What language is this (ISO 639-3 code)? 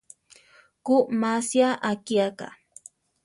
tar